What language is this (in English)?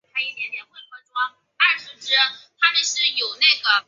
Chinese